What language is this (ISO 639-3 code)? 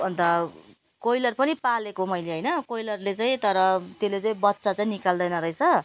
nep